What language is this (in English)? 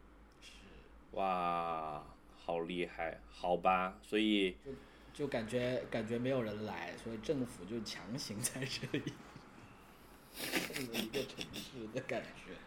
Chinese